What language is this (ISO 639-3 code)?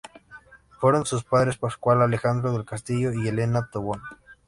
spa